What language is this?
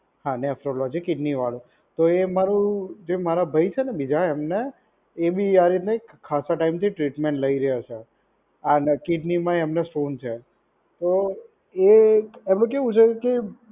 Gujarati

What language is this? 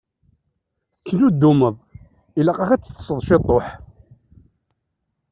Kabyle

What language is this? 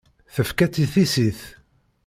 Kabyle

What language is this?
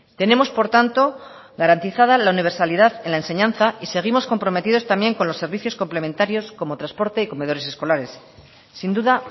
Spanish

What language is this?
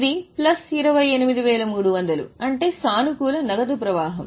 Telugu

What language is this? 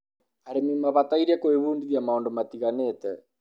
Kikuyu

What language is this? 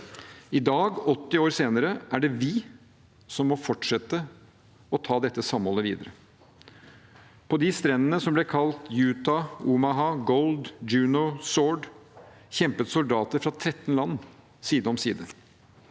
Norwegian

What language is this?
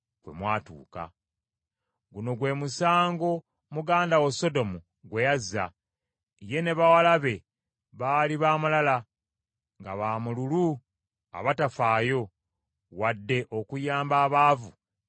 Ganda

